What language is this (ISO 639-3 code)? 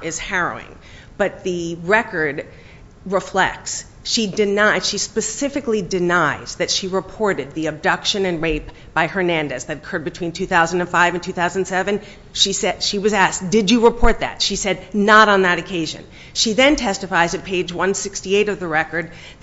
eng